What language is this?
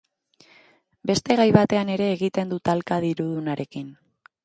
Basque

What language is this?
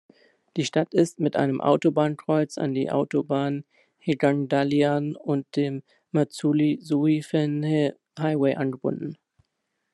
German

